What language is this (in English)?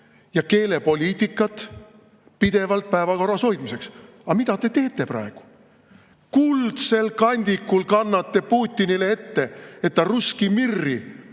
Estonian